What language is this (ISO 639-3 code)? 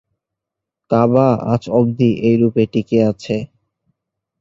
ben